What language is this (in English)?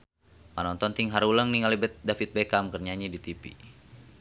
Sundanese